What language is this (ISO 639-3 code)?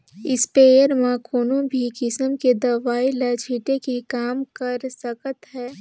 hne